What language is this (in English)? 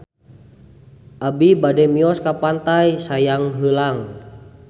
Sundanese